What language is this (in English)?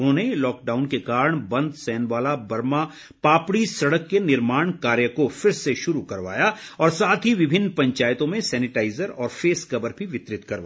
Hindi